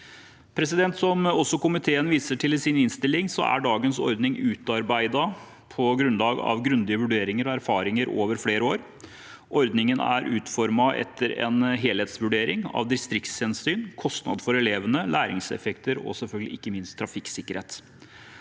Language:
Norwegian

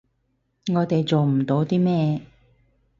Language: Cantonese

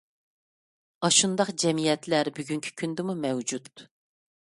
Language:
Uyghur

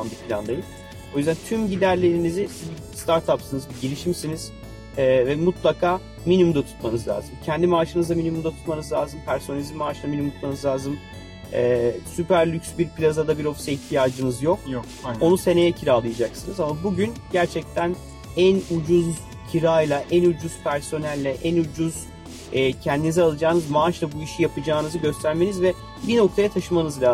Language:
Turkish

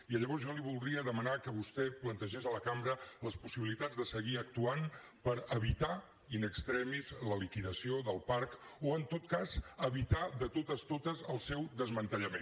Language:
Catalan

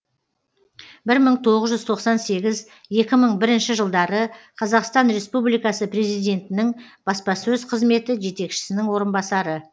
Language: Kazakh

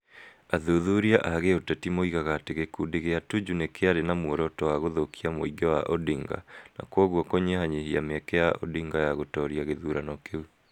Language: Kikuyu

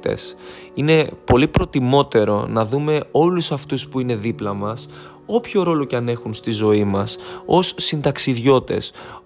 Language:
Greek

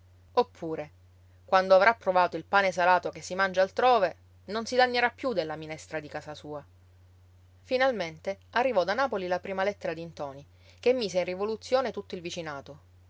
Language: Italian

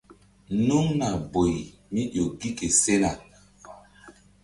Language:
Mbum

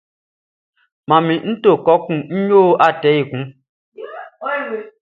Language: Baoulé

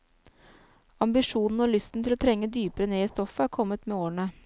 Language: Norwegian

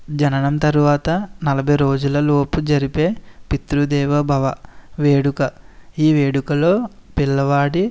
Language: Telugu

